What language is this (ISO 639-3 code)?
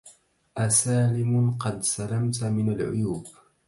ara